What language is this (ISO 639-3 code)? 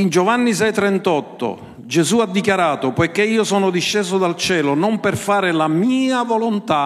ita